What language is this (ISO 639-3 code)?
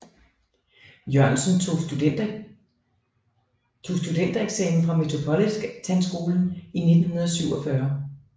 dan